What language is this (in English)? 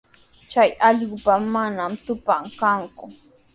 Sihuas Ancash Quechua